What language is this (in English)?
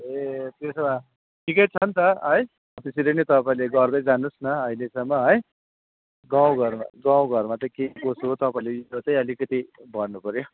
Nepali